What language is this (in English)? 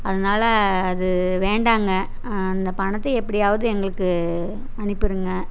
Tamil